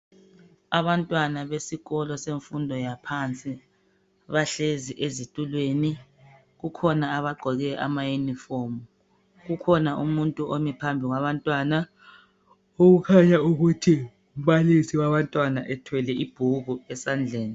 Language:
North Ndebele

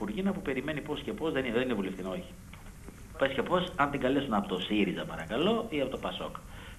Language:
Greek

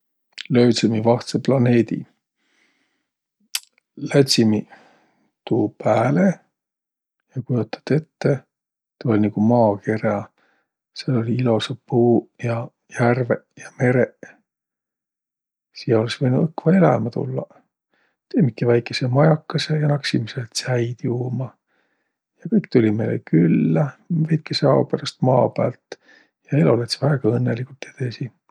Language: Võro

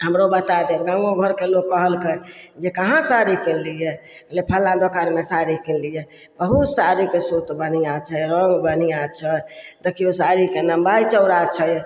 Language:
Maithili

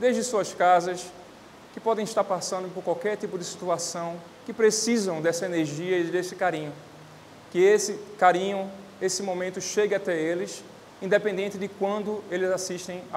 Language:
Portuguese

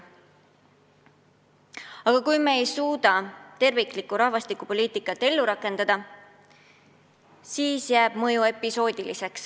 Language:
Estonian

